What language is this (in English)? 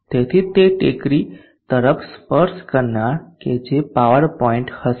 Gujarati